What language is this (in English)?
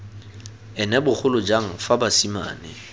Tswana